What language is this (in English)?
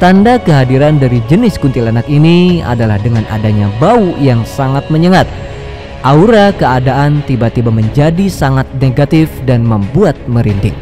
Indonesian